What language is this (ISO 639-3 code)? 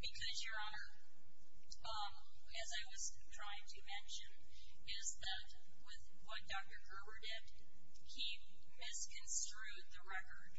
eng